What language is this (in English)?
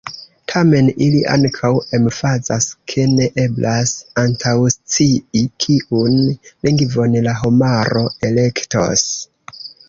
Esperanto